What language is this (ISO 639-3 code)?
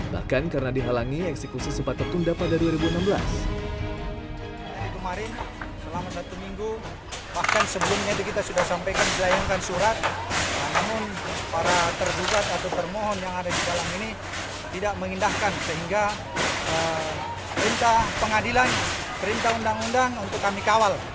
ind